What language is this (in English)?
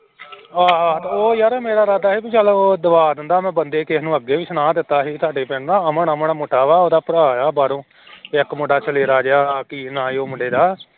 Punjabi